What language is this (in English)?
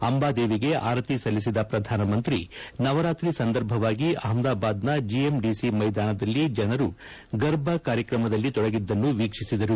Kannada